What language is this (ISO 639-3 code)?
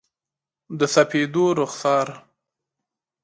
pus